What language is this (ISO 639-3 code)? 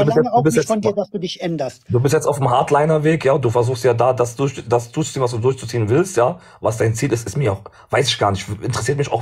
deu